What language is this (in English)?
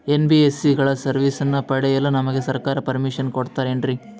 Kannada